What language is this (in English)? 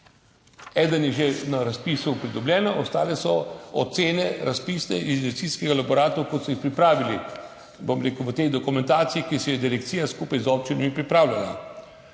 Slovenian